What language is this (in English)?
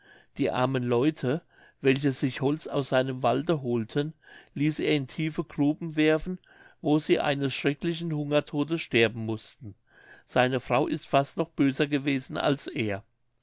German